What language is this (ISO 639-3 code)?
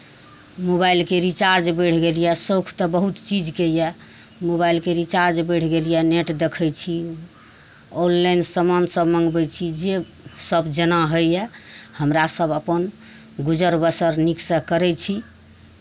mai